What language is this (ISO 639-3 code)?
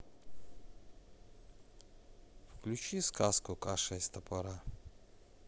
rus